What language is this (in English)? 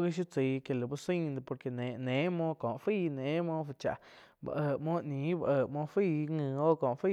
Quiotepec Chinantec